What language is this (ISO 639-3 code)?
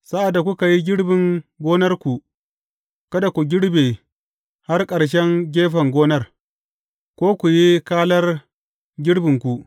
hau